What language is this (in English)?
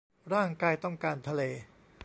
Thai